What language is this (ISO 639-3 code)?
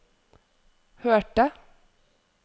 nor